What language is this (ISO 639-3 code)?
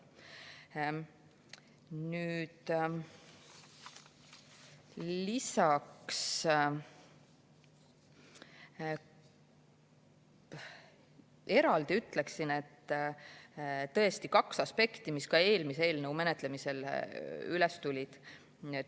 est